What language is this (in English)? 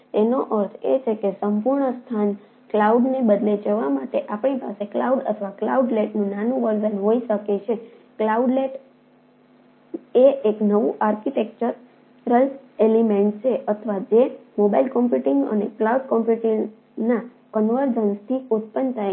Gujarati